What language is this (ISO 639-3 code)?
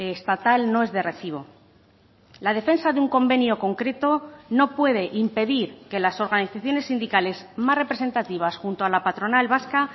spa